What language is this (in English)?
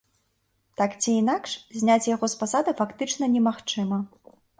Belarusian